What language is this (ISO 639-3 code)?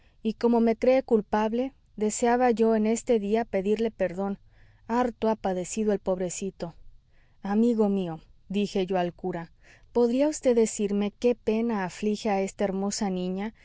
spa